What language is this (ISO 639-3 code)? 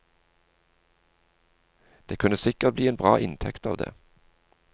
nor